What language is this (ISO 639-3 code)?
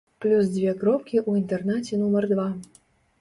bel